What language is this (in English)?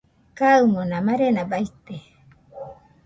Nüpode Huitoto